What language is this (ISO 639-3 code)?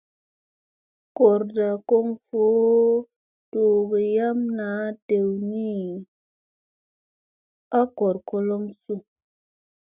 mse